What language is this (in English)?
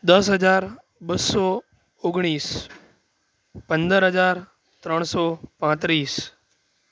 Gujarati